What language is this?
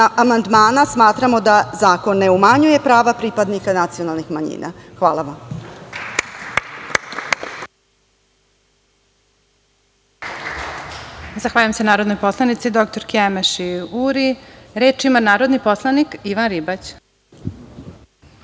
Serbian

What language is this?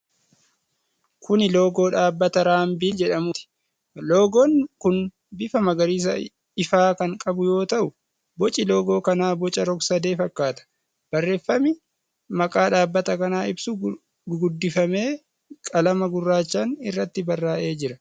Oromo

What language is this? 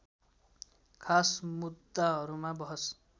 Nepali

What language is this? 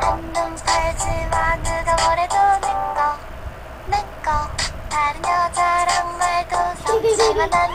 Korean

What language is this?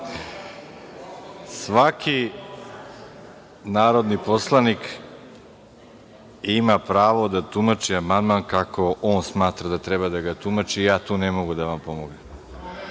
Serbian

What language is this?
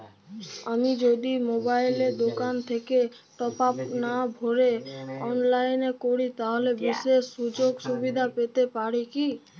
Bangla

